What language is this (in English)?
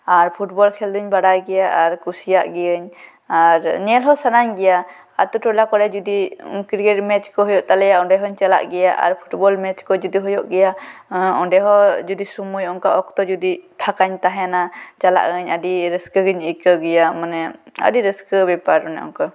Santali